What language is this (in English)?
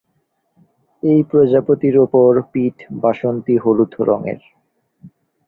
Bangla